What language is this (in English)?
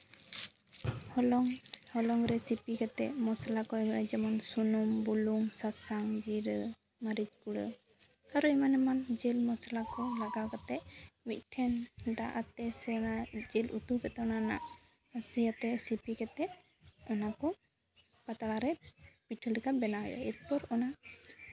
Santali